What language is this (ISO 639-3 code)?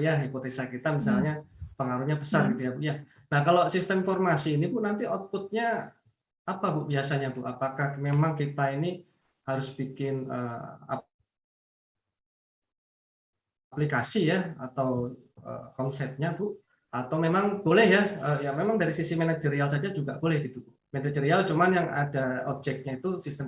ind